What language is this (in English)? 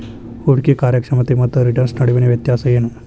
Kannada